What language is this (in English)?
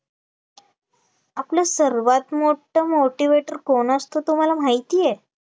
Marathi